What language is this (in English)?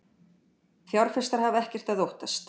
Icelandic